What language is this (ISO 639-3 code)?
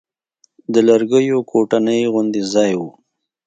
pus